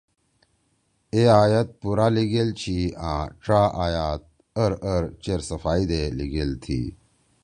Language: Torwali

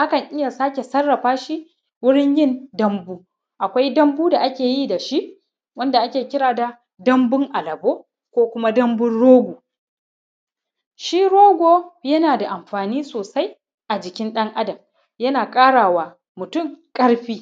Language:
Hausa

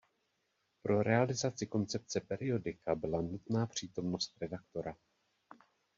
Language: Czech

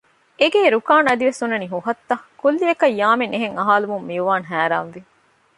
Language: Divehi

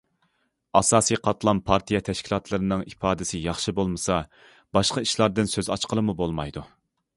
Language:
Uyghur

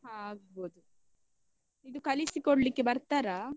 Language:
Kannada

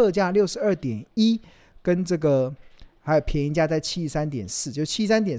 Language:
Chinese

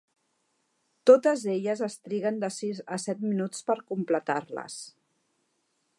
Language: Catalan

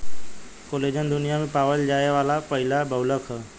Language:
Bhojpuri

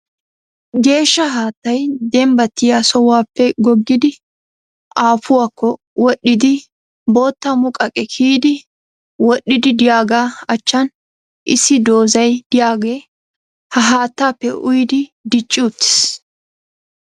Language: Wolaytta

